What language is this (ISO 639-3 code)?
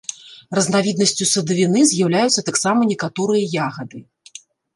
bel